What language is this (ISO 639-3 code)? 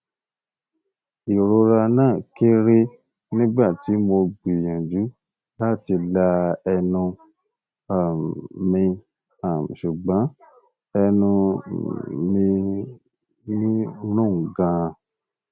yor